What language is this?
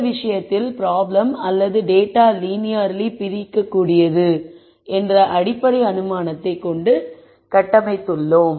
Tamil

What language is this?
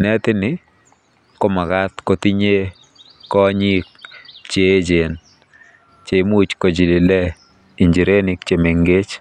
Kalenjin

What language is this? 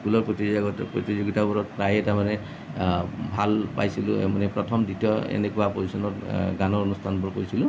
Assamese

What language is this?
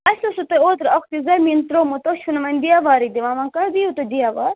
Kashmiri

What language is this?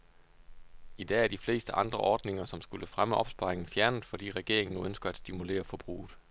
Danish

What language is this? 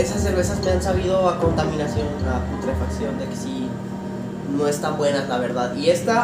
Spanish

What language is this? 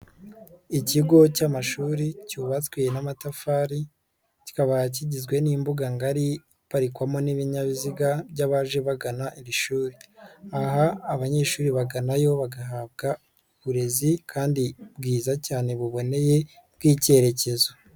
Kinyarwanda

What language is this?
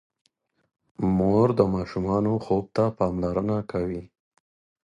Pashto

